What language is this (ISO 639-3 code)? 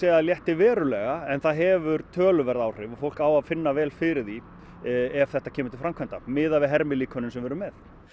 isl